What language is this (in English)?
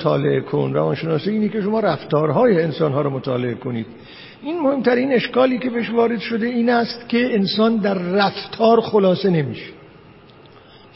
Persian